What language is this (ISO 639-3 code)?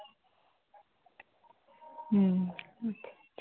sat